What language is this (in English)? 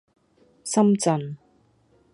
Cantonese